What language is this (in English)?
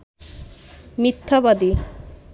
Bangla